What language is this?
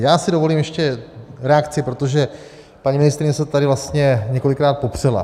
Czech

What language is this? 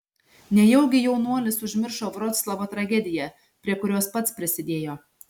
Lithuanian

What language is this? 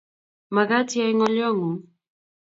Kalenjin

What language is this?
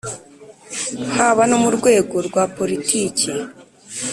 Kinyarwanda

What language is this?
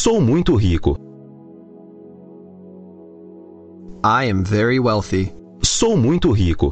Portuguese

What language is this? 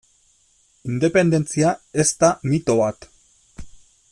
Basque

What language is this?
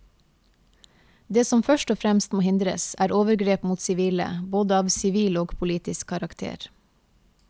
Norwegian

